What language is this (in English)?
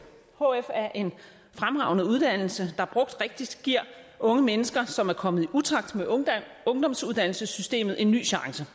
Danish